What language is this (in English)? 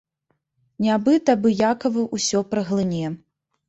Belarusian